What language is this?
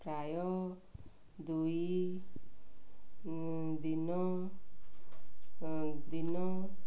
Odia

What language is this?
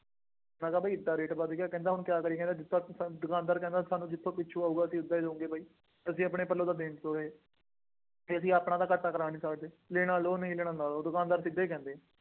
Punjabi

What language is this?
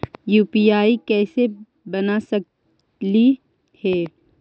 Magahi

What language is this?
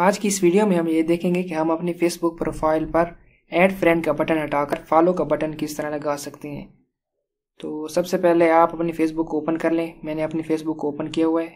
Hindi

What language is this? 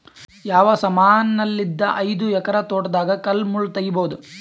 Kannada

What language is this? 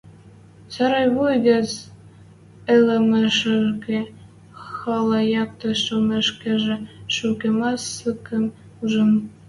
Western Mari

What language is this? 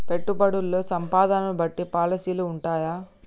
Telugu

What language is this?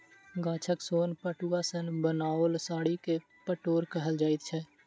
Maithili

